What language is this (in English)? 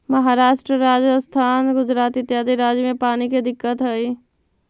Magahi